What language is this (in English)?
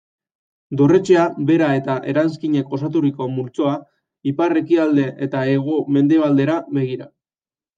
Basque